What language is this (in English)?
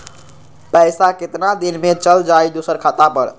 Magahi